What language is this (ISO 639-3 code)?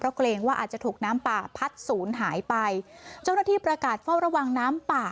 tha